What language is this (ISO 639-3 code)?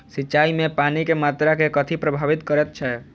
mai